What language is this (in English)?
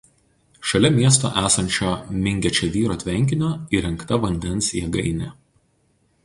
Lithuanian